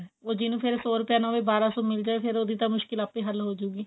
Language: Punjabi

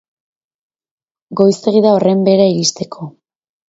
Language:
Basque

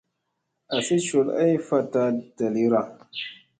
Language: Musey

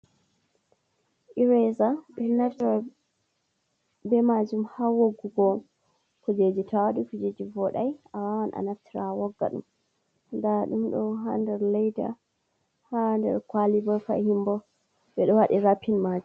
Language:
Fula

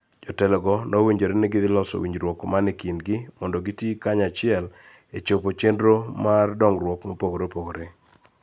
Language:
Luo (Kenya and Tanzania)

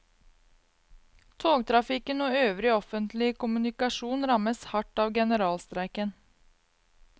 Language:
Norwegian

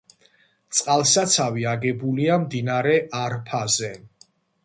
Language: Georgian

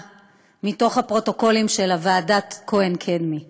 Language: Hebrew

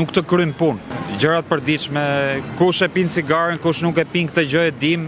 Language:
Italian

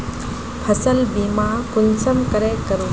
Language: Magahi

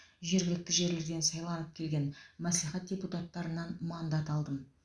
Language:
Kazakh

